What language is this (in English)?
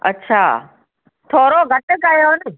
Sindhi